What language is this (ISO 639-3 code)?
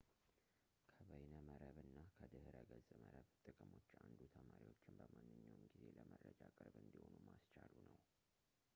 amh